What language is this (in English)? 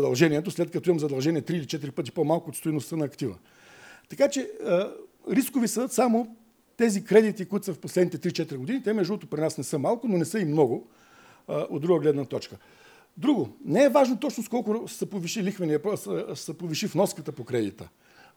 Bulgarian